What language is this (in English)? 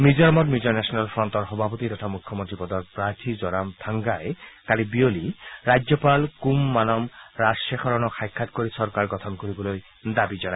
Assamese